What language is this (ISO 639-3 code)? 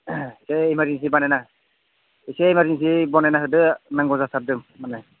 brx